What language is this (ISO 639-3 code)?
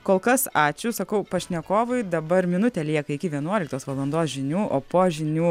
lit